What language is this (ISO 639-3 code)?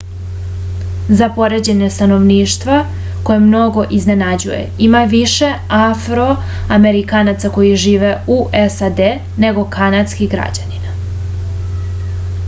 srp